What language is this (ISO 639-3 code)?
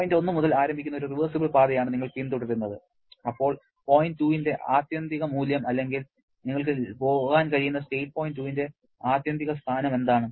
mal